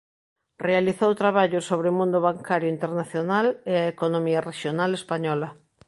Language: Galician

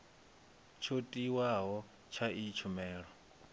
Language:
Venda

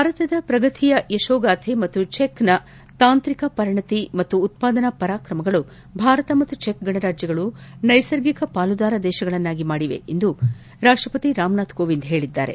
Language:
Kannada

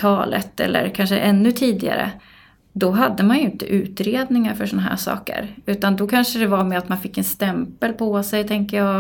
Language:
Swedish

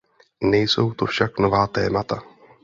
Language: Czech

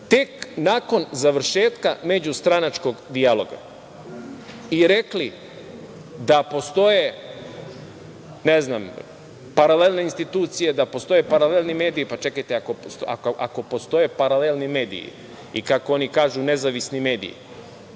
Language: Serbian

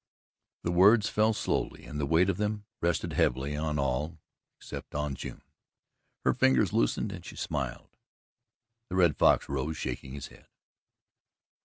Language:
English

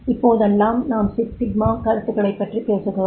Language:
Tamil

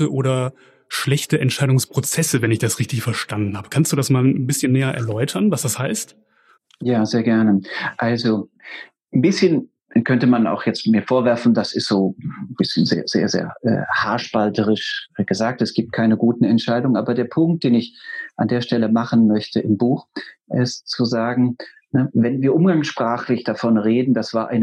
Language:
German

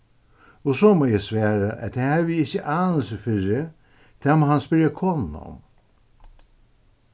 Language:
Faroese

